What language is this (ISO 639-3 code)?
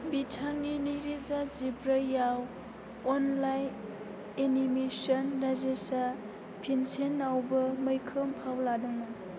brx